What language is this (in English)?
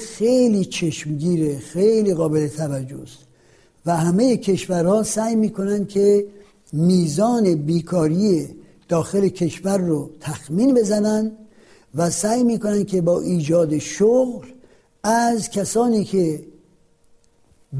Persian